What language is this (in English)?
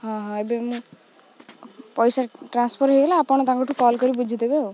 Odia